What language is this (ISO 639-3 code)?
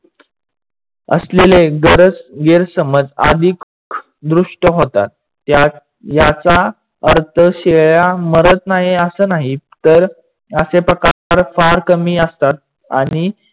mar